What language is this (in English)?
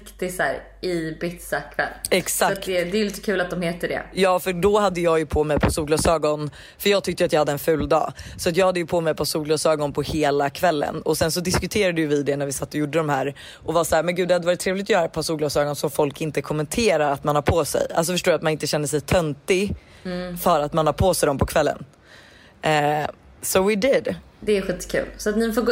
Swedish